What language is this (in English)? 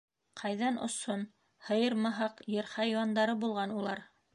Bashkir